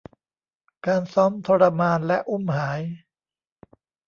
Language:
Thai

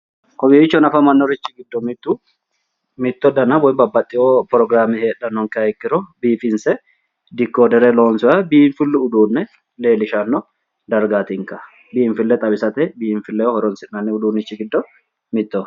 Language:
Sidamo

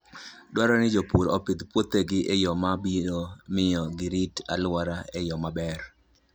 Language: Luo (Kenya and Tanzania)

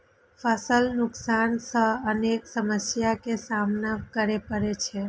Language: Maithili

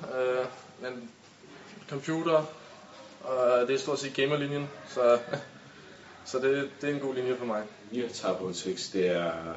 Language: Danish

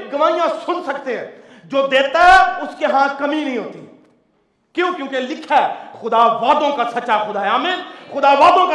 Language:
Urdu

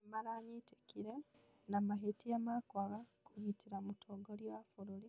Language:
Kikuyu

